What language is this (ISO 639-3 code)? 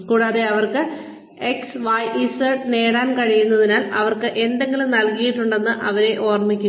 mal